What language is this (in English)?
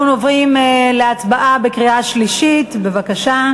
Hebrew